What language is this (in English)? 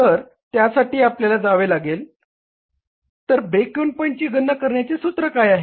Marathi